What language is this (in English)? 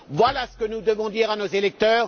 French